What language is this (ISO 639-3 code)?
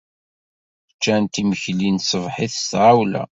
kab